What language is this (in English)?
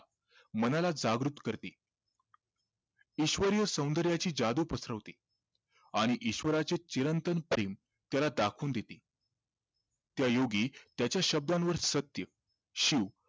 Marathi